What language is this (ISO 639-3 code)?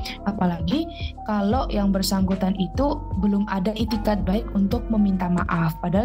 ind